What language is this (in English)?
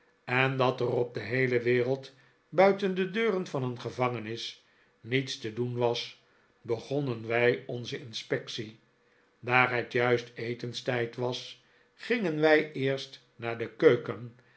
Dutch